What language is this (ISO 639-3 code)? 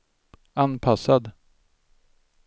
swe